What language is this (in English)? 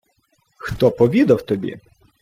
Ukrainian